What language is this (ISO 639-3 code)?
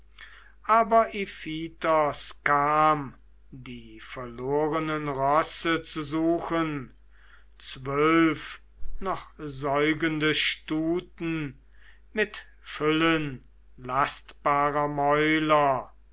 deu